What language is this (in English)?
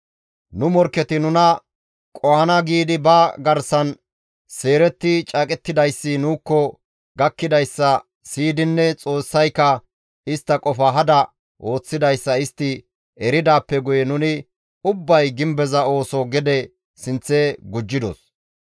Gamo